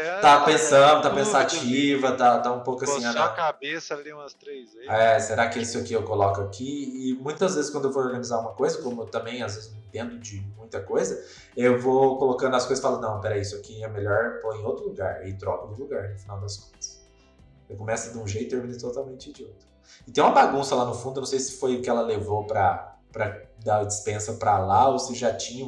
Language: Portuguese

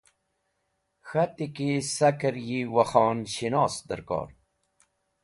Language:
Wakhi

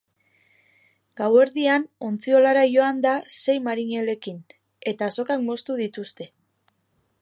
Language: Basque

